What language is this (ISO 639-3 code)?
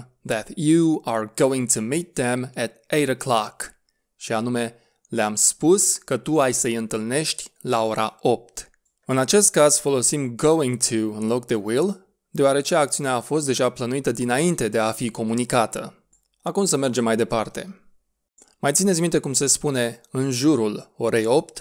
eng